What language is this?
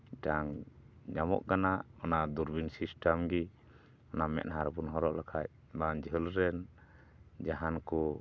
Santali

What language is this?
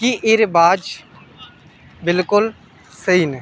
Dogri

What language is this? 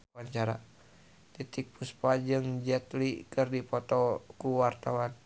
Sundanese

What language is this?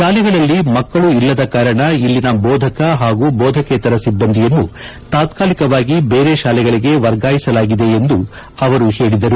Kannada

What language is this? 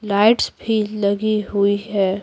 Hindi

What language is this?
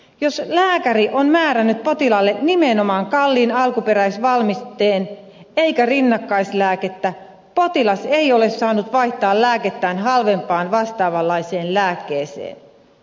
Finnish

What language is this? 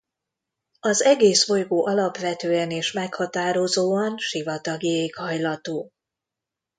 Hungarian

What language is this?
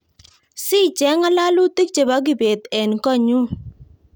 Kalenjin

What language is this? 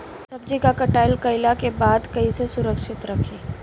Bhojpuri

